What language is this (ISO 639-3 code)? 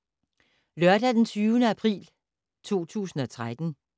dan